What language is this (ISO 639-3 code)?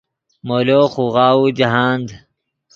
ydg